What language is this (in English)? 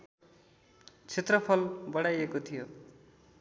Nepali